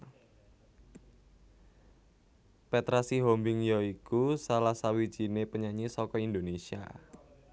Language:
Javanese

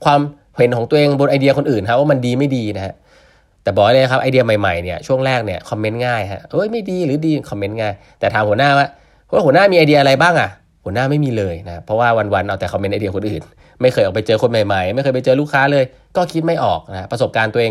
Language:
Thai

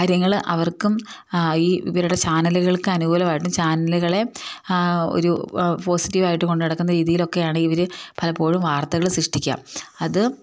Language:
Malayalam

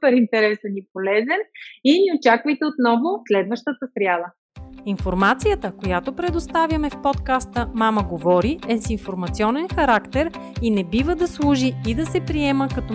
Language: Bulgarian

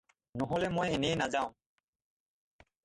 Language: Assamese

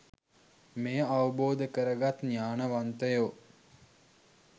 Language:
Sinhala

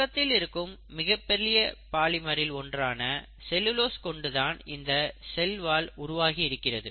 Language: Tamil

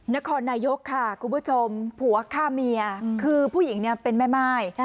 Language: Thai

